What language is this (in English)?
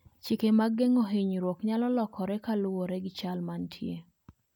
Luo (Kenya and Tanzania)